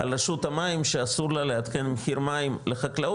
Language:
Hebrew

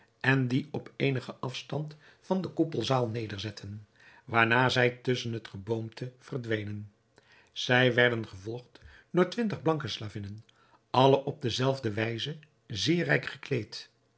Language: Dutch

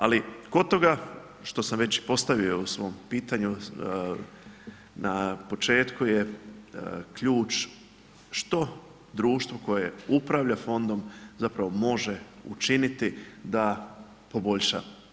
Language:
Croatian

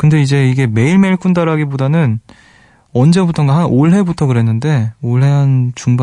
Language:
Korean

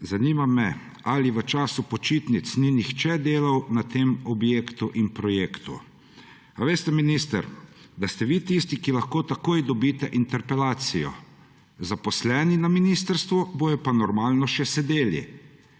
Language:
Slovenian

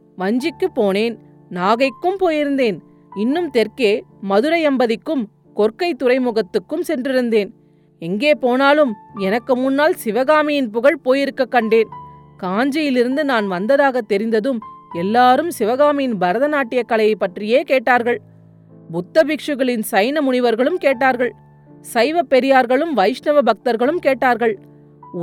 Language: Tamil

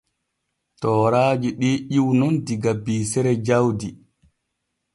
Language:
Borgu Fulfulde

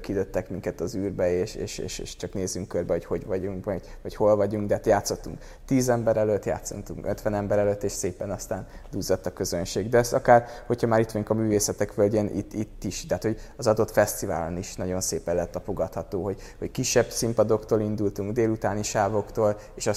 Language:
Hungarian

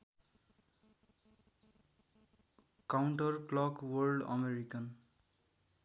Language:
Nepali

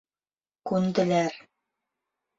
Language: Bashkir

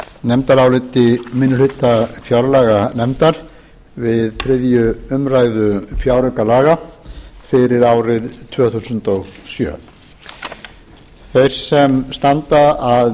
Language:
Icelandic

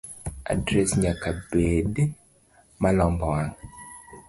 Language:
Luo (Kenya and Tanzania)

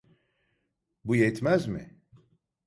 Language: Turkish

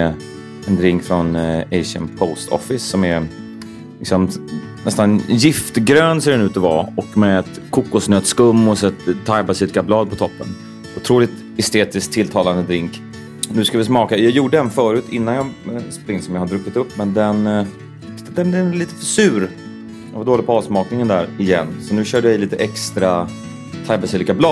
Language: Swedish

